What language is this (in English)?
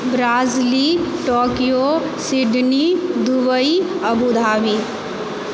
Maithili